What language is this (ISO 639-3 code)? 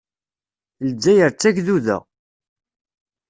kab